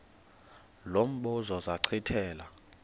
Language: Xhosa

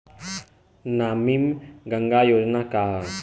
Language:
Bhojpuri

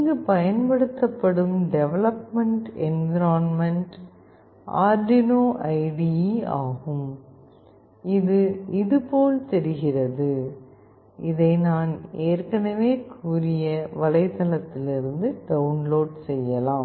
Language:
Tamil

